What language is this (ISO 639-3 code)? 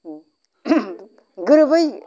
brx